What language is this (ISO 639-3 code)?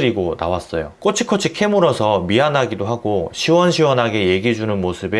kor